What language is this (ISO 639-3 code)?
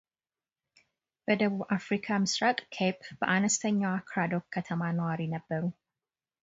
amh